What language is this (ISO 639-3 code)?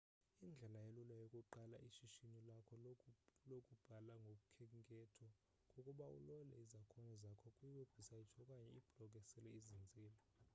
xho